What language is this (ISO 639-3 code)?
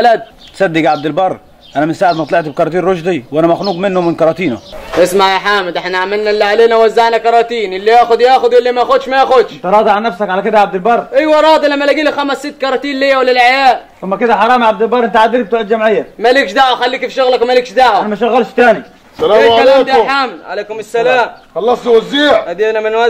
ara